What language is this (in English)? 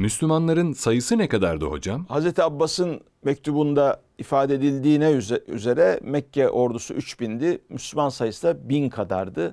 Turkish